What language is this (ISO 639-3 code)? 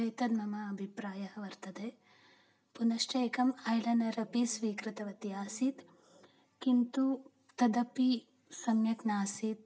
san